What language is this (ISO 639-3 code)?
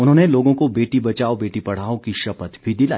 hin